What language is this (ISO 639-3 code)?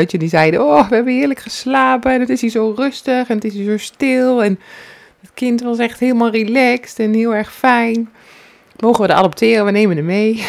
nld